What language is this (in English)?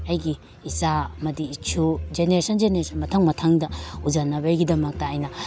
Manipuri